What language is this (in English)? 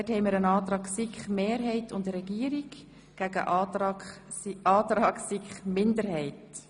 Swiss German